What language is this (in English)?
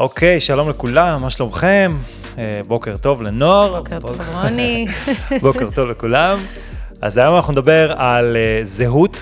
Hebrew